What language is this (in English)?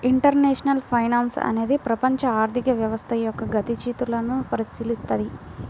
Telugu